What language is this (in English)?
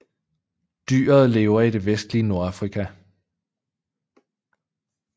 Danish